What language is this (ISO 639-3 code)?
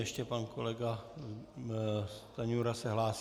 ces